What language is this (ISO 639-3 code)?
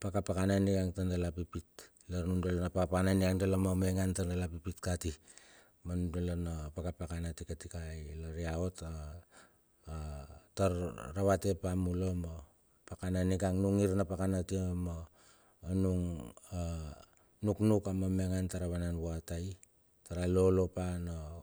bxf